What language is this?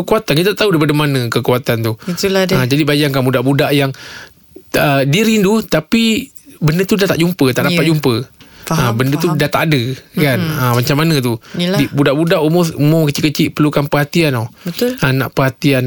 Malay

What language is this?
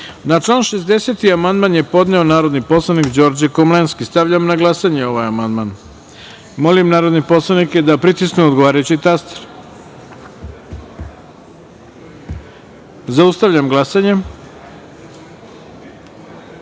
Serbian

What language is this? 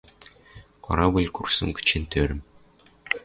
Western Mari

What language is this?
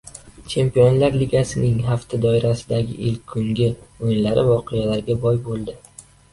Uzbek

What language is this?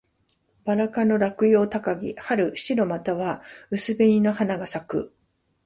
Japanese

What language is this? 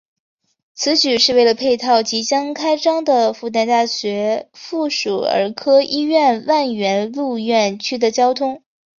Chinese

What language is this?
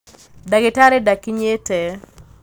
Kikuyu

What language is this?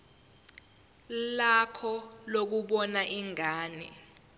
Zulu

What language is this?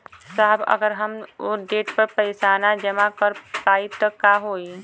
Bhojpuri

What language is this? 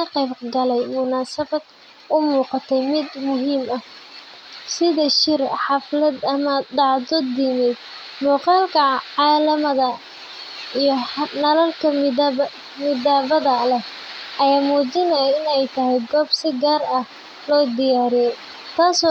Somali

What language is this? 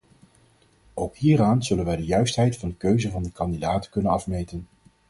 Dutch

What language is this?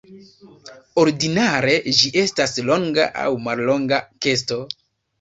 Esperanto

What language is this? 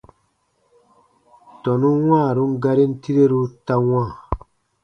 Baatonum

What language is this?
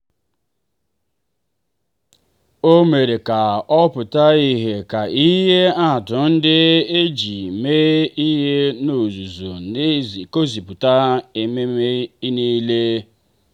Igbo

